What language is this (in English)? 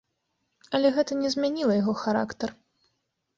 Belarusian